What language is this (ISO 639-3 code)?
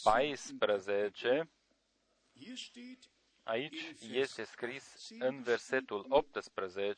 ron